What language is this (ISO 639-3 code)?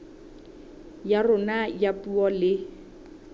sot